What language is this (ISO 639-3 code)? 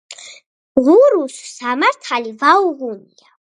kat